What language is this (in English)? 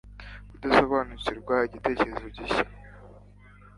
Kinyarwanda